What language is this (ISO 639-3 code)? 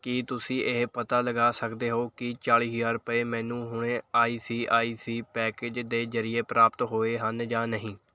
pan